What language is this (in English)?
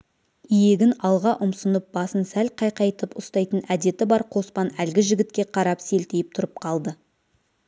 Kazakh